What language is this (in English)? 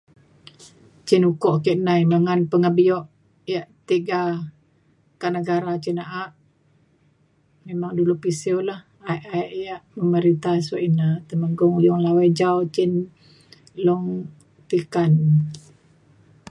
Mainstream Kenyah